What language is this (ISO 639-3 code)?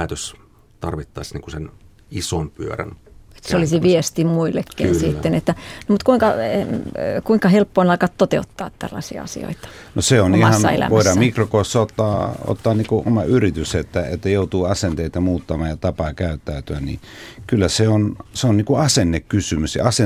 fin